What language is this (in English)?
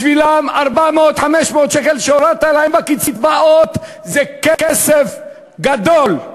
Hebrew